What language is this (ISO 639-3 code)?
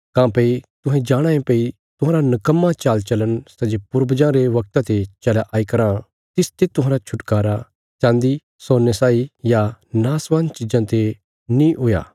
kfs